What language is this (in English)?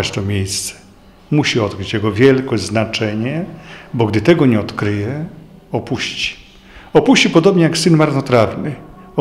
Polish